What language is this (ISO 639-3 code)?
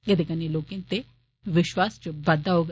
doi